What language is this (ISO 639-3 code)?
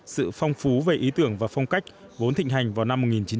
vie